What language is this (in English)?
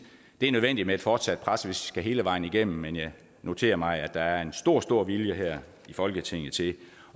Danish